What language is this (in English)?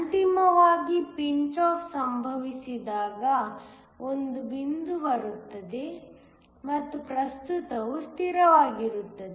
Kannada